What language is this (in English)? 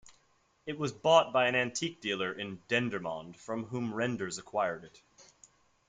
English